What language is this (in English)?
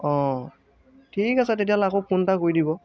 Assamese